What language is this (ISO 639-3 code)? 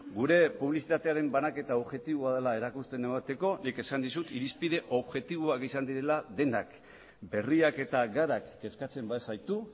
eus